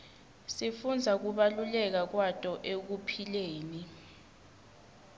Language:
Swati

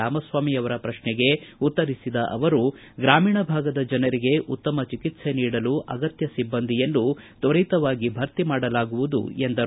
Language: Kannada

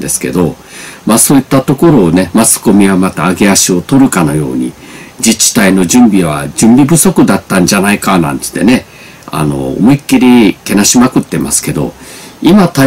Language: Japanese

